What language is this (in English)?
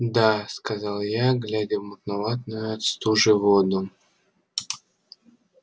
Russian